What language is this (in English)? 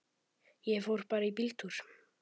Icelandic